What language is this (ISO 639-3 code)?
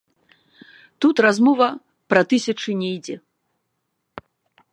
bel